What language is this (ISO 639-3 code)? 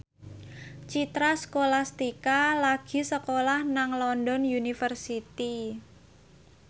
jav